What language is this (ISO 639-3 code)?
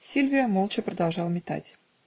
rus